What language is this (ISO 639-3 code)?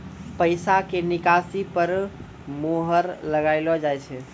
mai